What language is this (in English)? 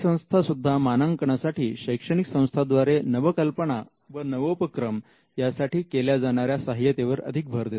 Marathi